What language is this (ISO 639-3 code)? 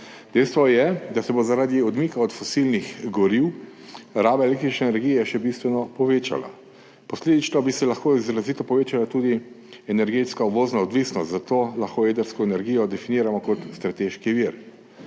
slv